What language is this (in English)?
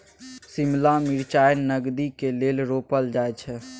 Maithili